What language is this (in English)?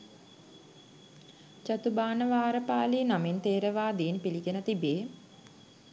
Sinhala